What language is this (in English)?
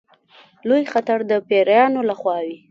Pashto